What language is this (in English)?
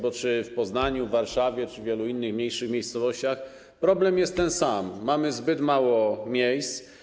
Polish